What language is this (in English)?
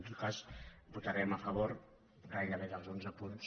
Catalan